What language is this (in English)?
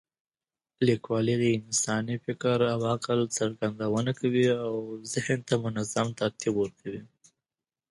Pashto